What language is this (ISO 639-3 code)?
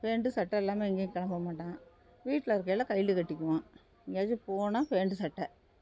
tam